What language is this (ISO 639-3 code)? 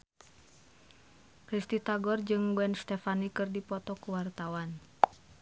sun